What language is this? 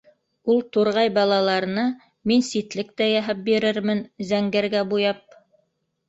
Bashkir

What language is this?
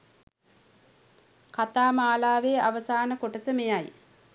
Sinhala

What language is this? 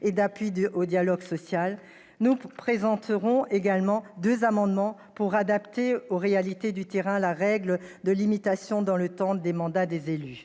French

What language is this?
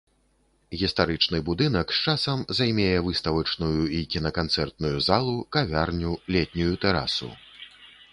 Belarusian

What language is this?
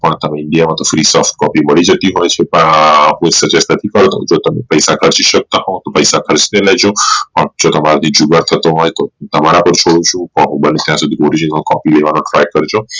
Gujarati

